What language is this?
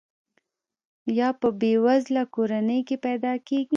Pashto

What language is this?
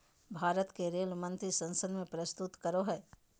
Magahi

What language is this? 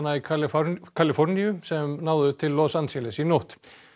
Icelandic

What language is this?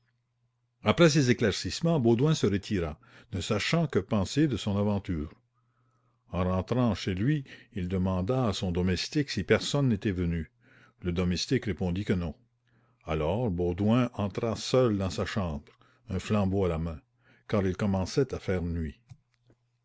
French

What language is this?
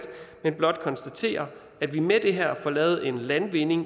Danish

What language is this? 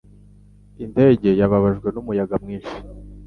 Kinyarwanda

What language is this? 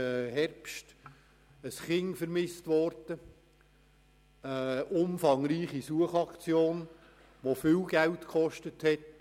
Swiss German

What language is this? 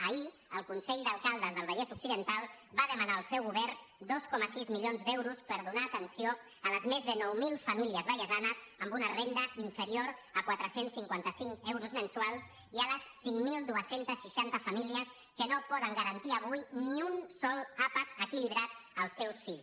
Catalan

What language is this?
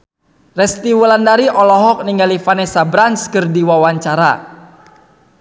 Sundanese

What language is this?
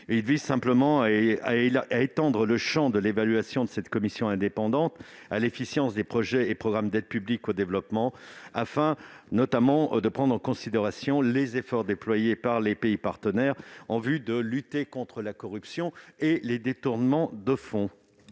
French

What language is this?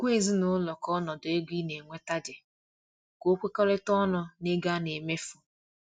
Igbo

